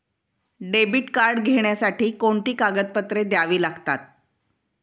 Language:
Marathi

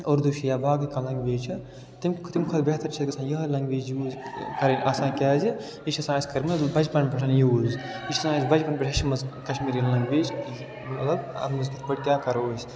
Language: Kashmiri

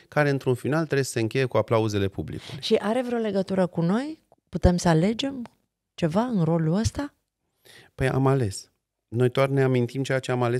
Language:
Romanian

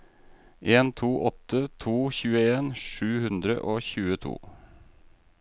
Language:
Norwegian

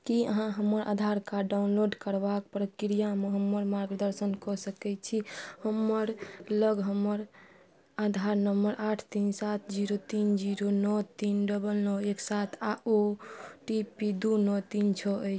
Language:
Maithili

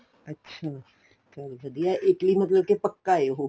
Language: Punjabi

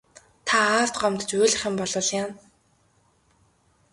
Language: Mongolian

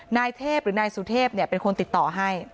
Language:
Thai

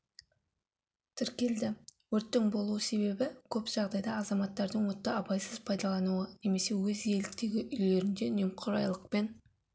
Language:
Kazakh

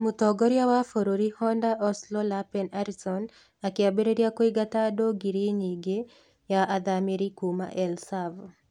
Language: Kikuyu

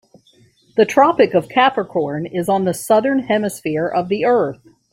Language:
English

